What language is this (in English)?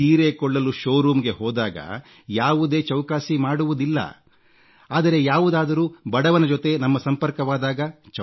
Kannada